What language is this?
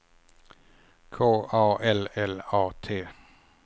Swedish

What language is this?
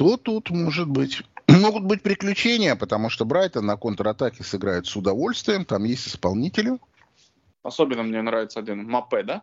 Russian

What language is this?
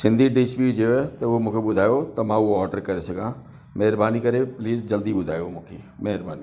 Sindhi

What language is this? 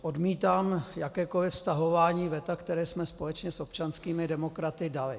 Czech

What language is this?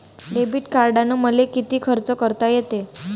Marathi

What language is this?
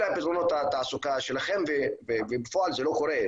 Hebrew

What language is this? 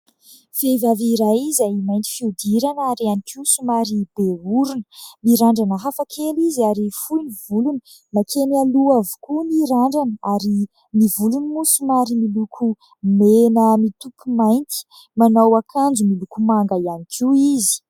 Malagasy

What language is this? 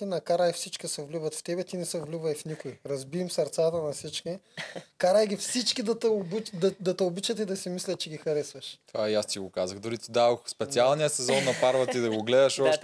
Bulgarian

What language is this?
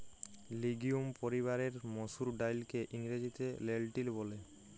Bangla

